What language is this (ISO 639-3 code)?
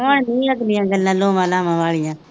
pan